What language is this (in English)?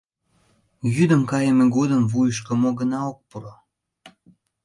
Mari